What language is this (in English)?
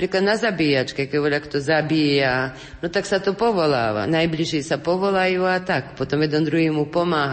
Slovak